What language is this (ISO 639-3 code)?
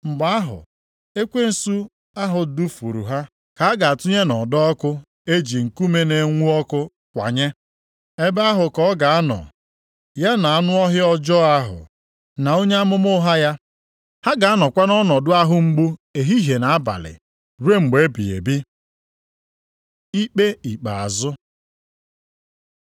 ibo